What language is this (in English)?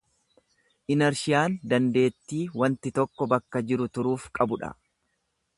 Oromo